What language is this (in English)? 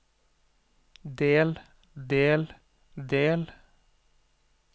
Norwegian